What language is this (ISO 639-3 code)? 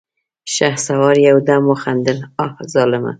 pus